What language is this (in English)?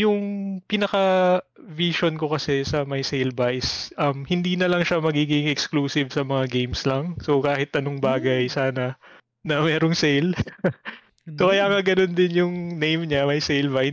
Filipino